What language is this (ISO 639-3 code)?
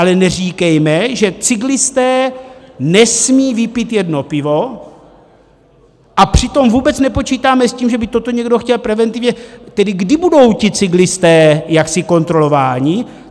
ces